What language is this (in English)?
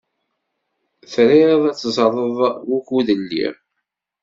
Kabyle